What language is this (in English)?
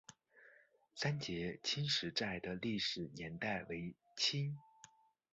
Chinese